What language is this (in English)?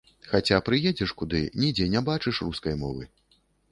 Belarusian